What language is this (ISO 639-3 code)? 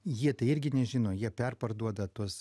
lit